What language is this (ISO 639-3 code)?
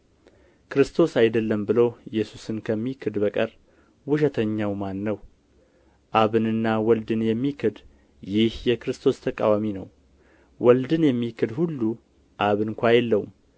amh